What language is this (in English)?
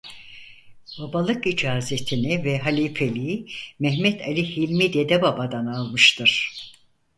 Turkish